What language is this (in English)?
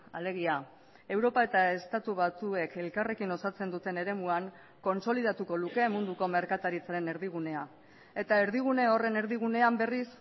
Basque